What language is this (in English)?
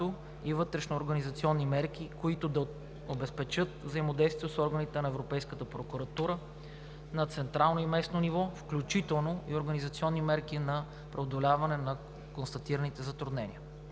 Bulgarian